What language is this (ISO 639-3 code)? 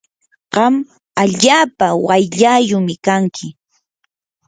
qur